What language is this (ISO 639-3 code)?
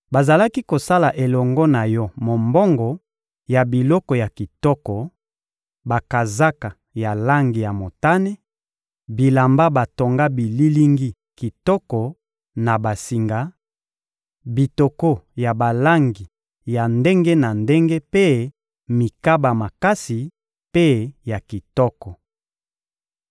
lin